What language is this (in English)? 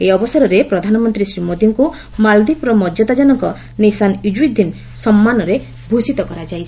Odia